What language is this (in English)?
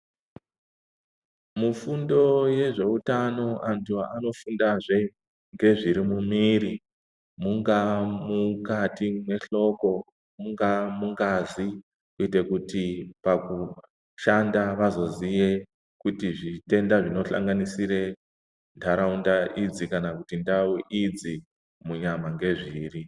Ndau